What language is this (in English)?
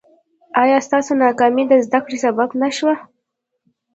Pashto